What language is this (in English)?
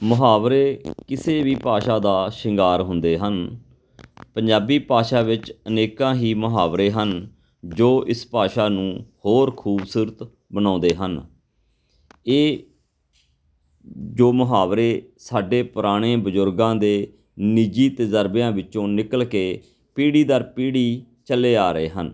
Punjabi